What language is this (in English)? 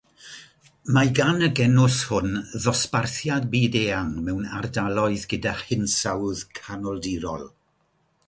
Welsh